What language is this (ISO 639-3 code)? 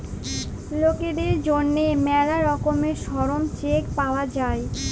ben